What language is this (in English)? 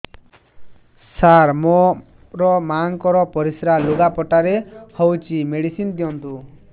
Odia